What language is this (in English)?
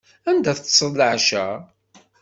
Kabyle